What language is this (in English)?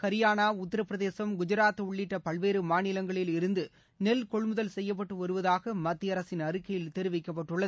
Tamil